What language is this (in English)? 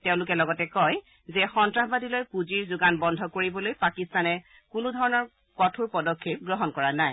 Assamese